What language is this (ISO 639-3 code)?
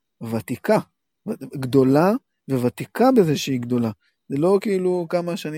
heb